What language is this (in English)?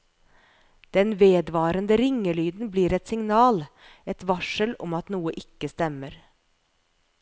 Norwegian